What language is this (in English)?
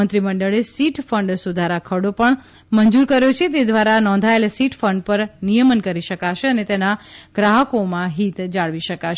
Gujarati